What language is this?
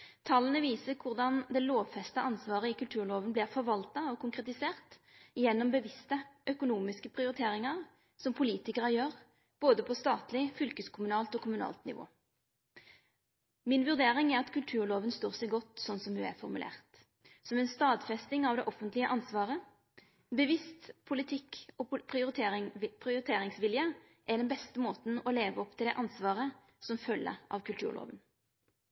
Norwegian Nynorsk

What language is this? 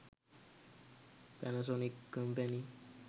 Sinhala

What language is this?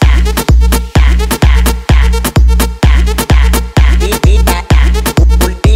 Thai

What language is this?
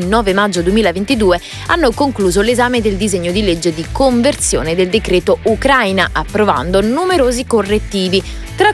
Italian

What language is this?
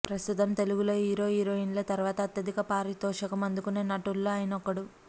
Telugu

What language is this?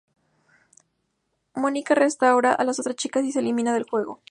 Spanish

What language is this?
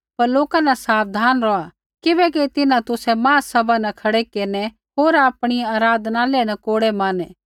Kullu Pahari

